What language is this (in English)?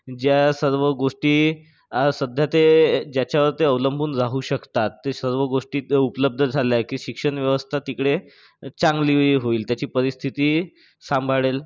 Marathi